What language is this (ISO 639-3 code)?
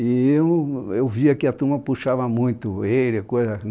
por